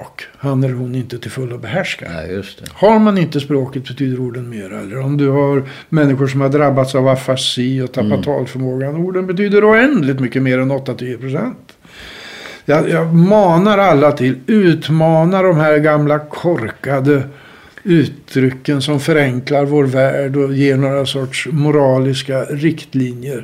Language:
Swedish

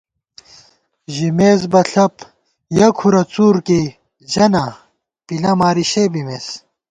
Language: Gawar-Bati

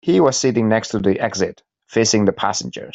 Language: English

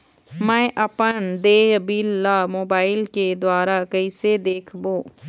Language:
Chhattisgarhi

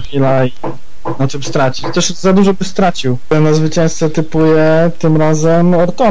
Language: Polish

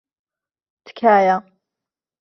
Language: Central Kurdish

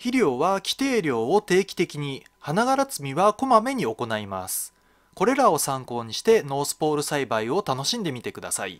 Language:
Japanese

